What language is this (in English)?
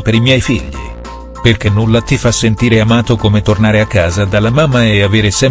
Italian